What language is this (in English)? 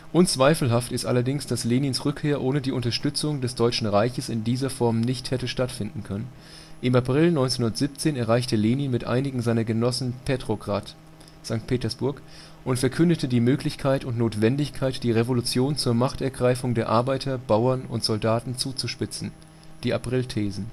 German